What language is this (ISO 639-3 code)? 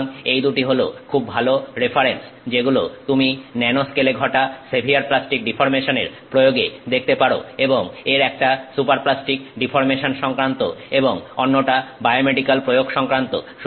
ben